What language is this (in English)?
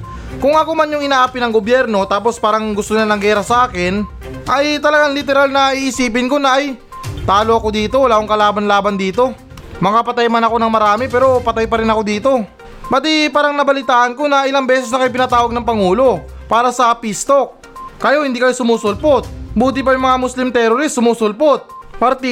Filipino